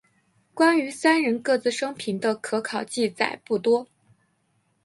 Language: Chinese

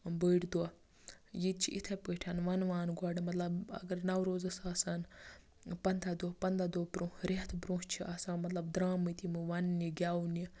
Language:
Kashmiri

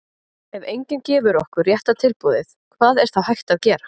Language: Icelandic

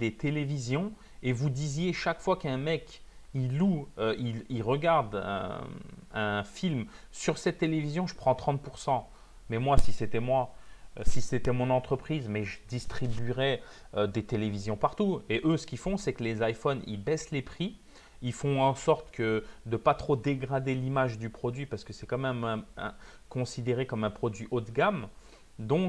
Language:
French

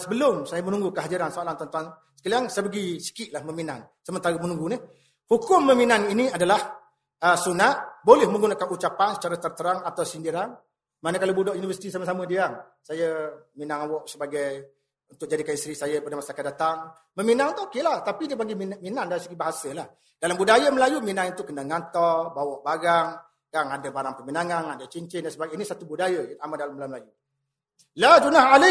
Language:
Malay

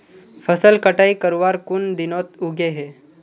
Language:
Magahi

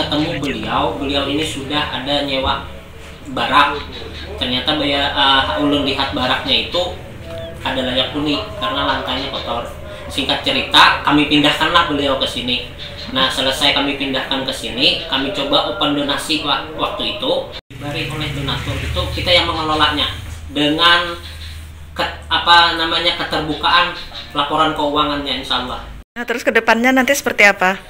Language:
Indonesian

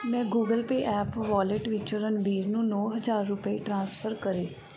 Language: Punjabi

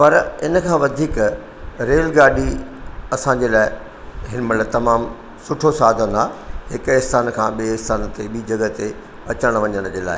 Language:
Sindhi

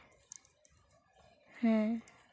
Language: Santali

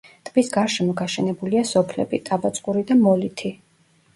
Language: Georgian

